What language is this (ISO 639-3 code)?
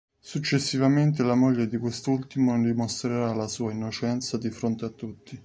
ita